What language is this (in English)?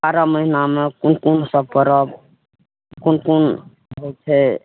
Maithili